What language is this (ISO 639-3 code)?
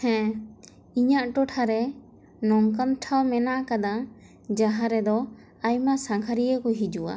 sat